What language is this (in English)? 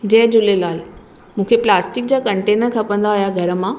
Sindhi